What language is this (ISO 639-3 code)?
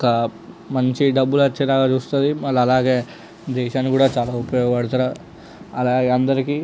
tel